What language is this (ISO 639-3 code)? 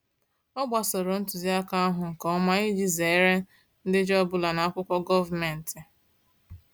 ibo